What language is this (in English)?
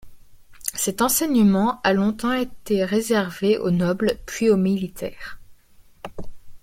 French